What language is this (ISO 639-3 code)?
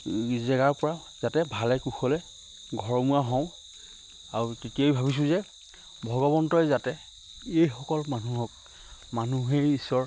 asm